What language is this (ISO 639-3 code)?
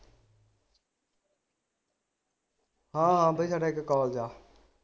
pan